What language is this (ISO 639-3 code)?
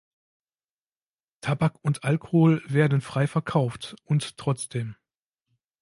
deu